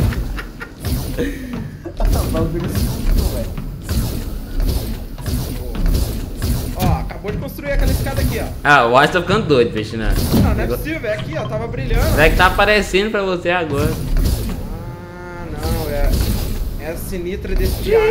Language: Portuguese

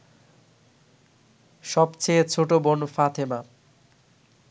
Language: Bangla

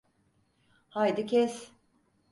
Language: Turkish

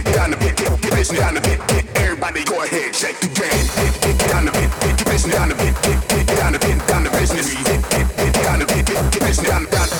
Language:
English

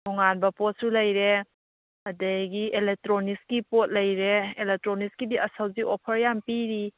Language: Manipuri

